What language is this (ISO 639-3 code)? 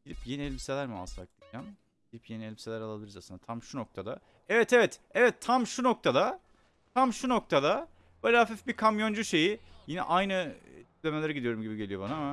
tur